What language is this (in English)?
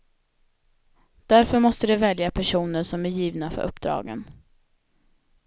Swedish